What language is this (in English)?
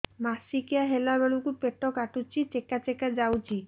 Odia